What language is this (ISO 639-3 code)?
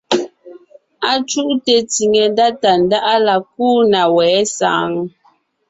nnh